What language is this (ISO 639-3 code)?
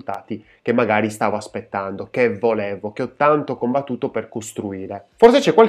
ita